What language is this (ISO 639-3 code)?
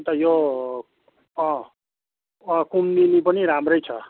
nep